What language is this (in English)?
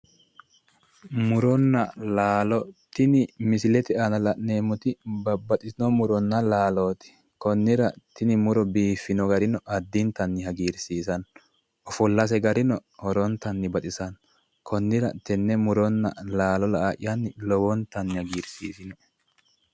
Sidamo